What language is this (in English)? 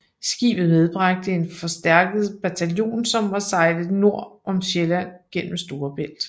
Danish